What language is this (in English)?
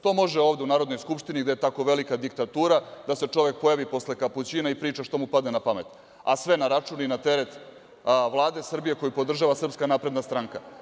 Serbian